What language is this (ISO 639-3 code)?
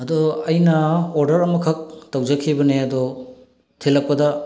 mni